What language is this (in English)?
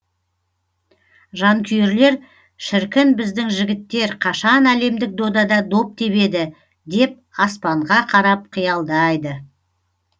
Kazakh